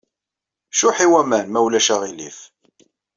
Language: Kabyle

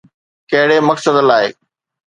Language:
Sindhi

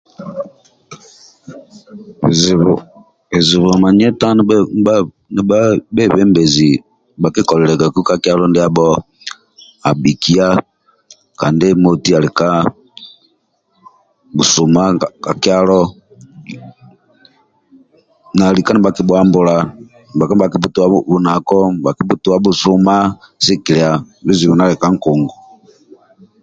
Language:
Amba (Uganda)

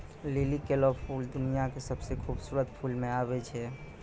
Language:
Maithili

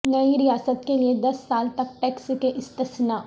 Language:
Urdu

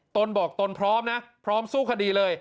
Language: Thai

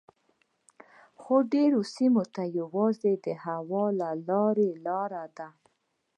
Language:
Pashto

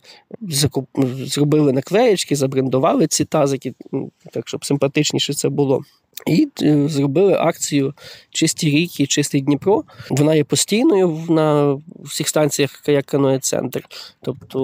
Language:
Ukrainian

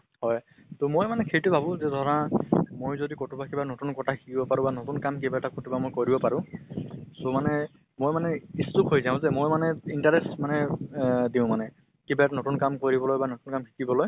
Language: Assamese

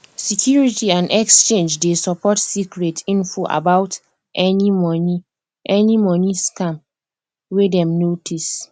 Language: Nigerian Pidgin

